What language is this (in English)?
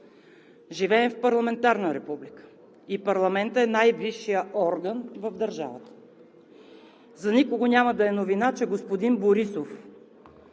Bulgarian